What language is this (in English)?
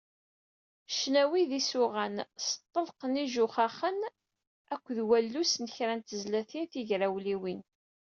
Kabyle